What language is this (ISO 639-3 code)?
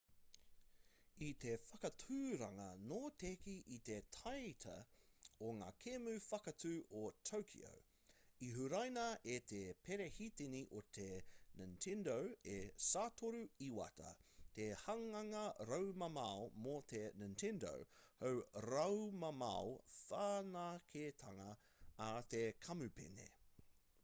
mri